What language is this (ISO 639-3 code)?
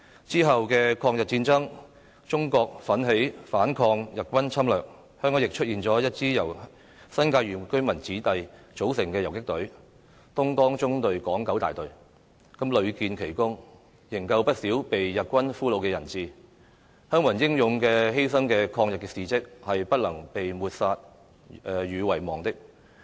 yue